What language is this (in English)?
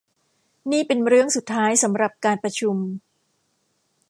Thai